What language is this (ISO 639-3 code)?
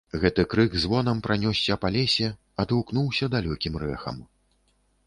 bel